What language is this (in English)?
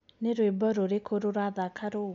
Kikuyu